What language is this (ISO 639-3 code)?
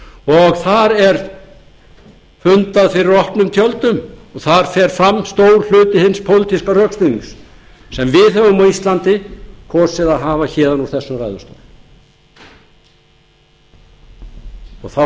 isl